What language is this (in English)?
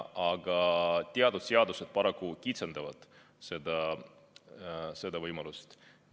Estonian